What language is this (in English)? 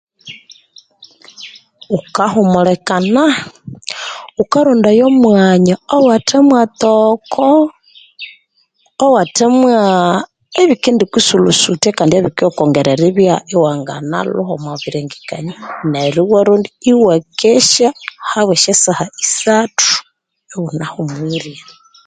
Konzo